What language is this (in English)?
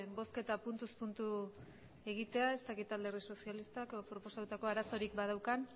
Basque